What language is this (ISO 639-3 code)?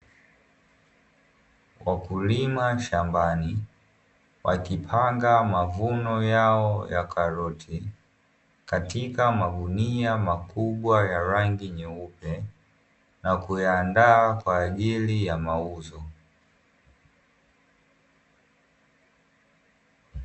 swa